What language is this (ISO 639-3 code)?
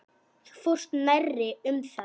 isl